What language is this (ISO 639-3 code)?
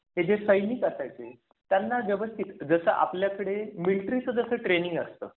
mar